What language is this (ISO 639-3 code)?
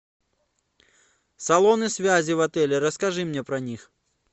rus